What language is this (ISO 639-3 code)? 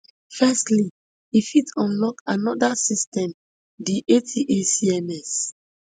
pcm